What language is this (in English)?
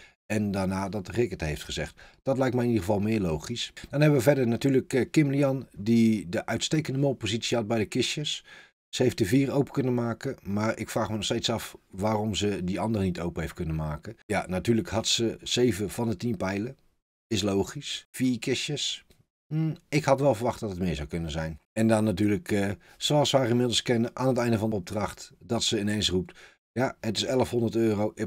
Dutch